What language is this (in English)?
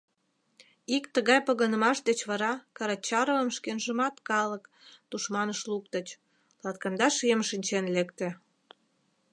Mari